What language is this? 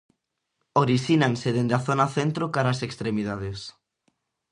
Galician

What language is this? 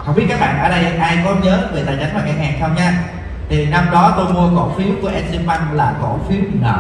Vietnamese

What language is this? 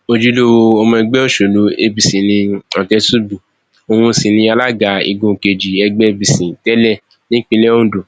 Yoruba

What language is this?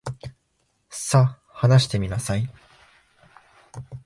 Japanese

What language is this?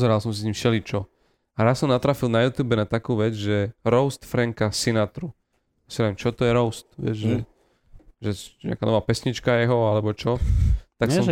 Slovak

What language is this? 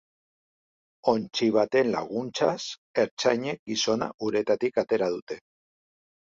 Basque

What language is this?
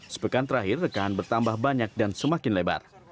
Indonesian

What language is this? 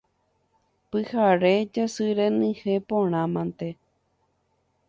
Guarani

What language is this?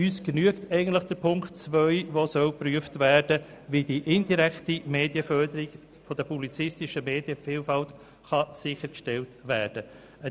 Swiss German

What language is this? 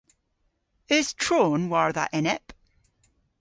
Cornish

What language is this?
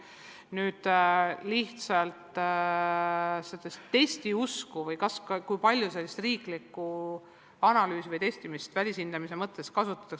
Estonian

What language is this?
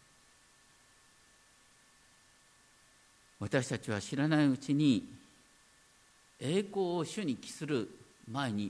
Japanese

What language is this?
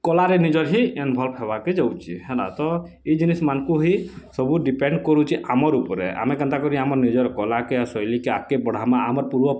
Odia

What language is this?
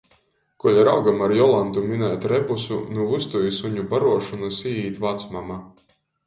Latgalian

